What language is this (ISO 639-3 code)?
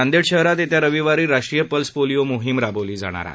mar